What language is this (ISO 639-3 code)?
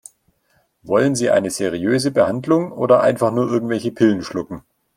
deu